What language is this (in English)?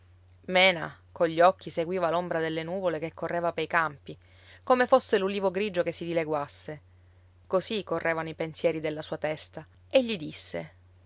Italian